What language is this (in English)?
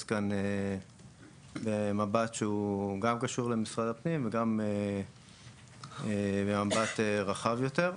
Hebrew